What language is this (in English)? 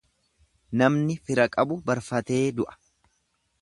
Oromo